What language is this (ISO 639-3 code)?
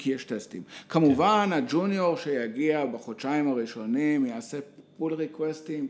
heb